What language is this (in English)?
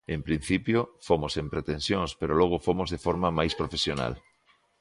Galician